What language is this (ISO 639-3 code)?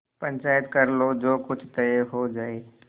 hin